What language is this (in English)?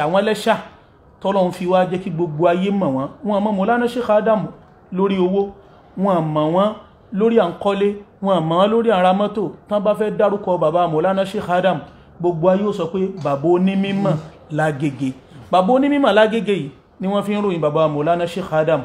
Arabic